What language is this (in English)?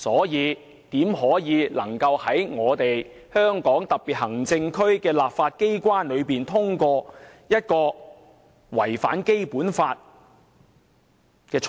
Cantonese